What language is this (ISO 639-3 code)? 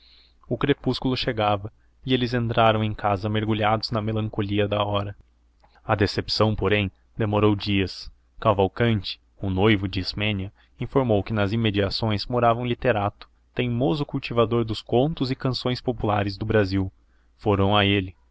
por